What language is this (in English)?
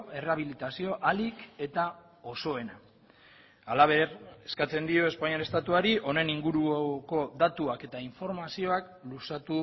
Basque